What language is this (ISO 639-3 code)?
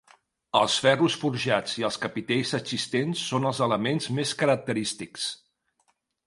cat